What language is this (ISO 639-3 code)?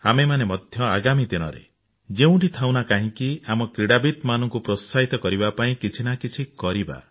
ori